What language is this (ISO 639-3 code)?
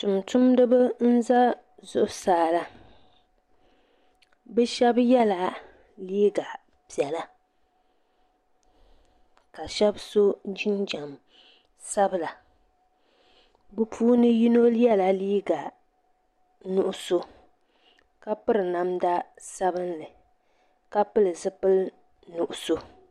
dag